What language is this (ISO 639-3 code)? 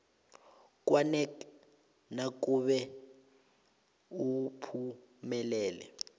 nbl